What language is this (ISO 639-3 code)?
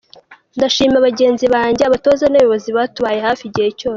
kin